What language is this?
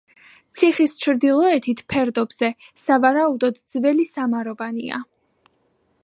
Georgian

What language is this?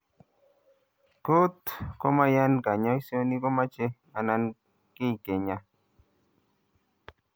Kalenjin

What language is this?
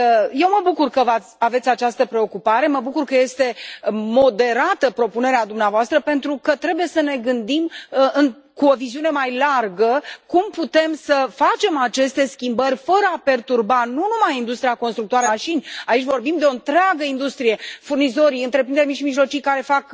Romanian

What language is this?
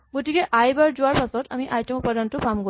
Assamese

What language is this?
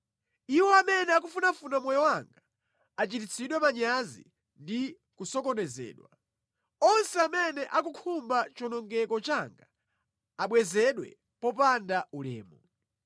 Nyanja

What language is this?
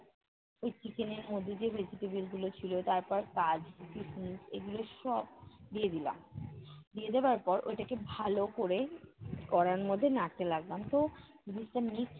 Bangla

